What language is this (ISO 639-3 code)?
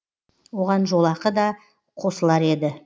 kaz